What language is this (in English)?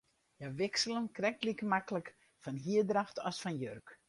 Western Frisian